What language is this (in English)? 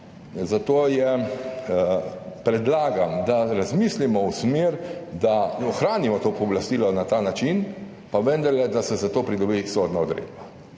Slovenian